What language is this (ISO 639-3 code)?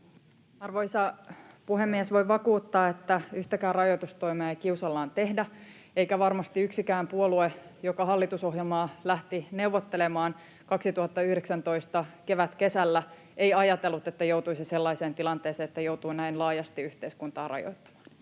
fin